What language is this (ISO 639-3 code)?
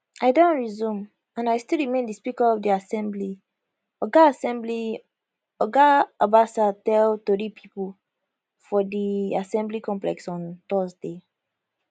pcm